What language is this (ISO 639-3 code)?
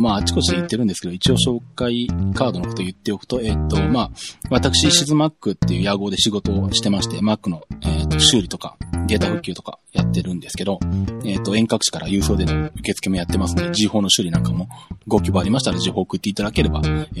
jpn